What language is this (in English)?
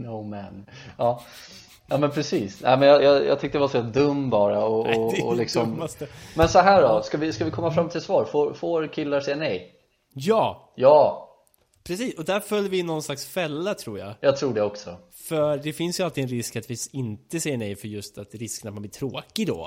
Swedish